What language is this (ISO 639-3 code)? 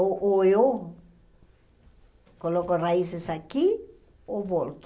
por